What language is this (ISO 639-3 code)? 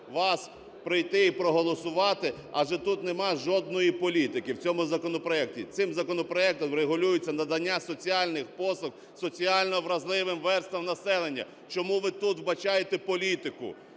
ukr